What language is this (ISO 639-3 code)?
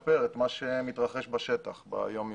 heb